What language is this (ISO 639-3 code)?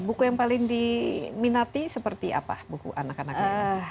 ind